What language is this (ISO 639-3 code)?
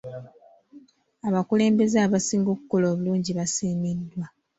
lug